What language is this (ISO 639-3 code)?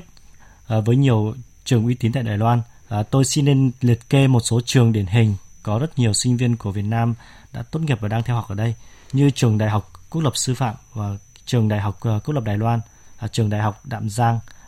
vie